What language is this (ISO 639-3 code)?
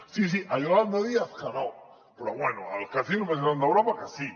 cat